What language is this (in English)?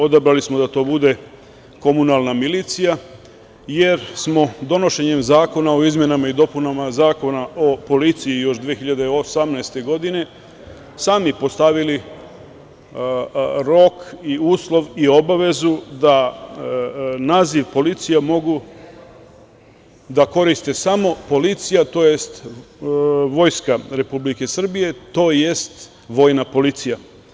Serbian